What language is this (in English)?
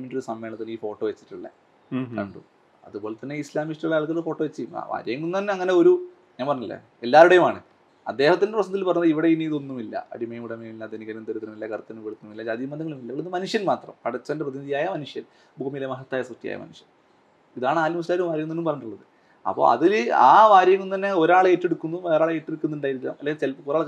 Malayalam